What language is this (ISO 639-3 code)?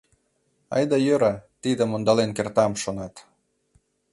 chm